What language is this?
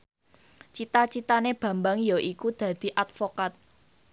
Javanese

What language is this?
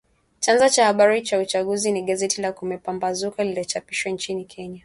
Swahili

